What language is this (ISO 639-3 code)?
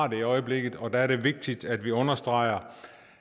dan